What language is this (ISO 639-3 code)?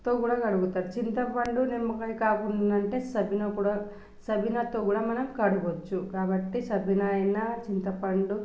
tel